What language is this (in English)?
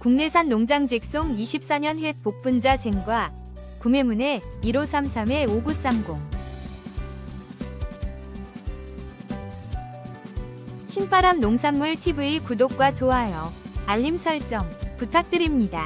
Korean